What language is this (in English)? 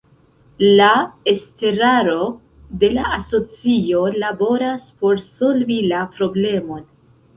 Esperanto